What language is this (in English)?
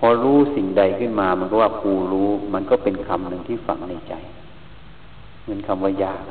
Thai